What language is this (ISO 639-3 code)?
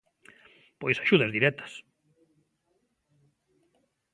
glg